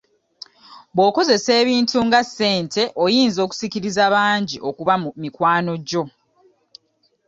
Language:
Ganda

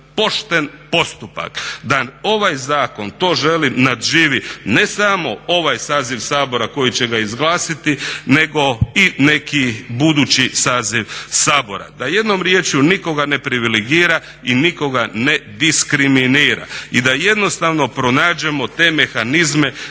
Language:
Croatian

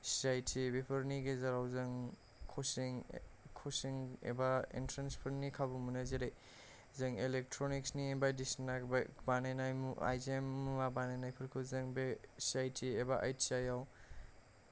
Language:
Bodo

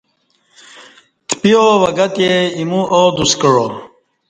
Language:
Kati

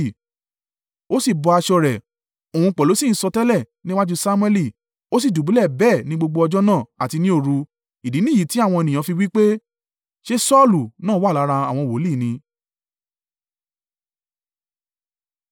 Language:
Yoruba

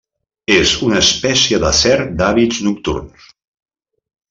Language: Catalan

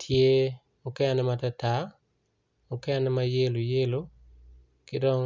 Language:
Acoli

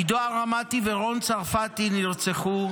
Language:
Hebrew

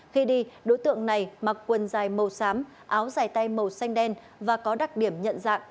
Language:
Vietnamese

